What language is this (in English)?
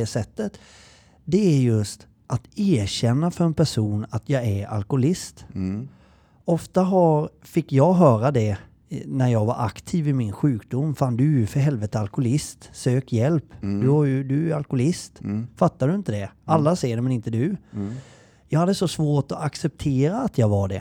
Swedish